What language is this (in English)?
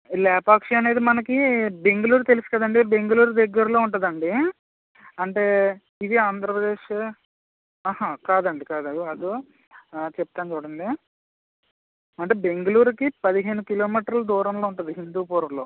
Telugu